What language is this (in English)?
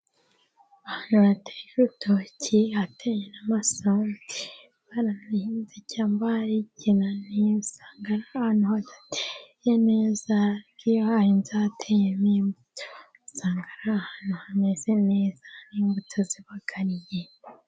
Kinyarwanda